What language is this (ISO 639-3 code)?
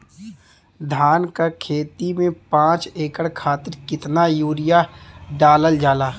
bho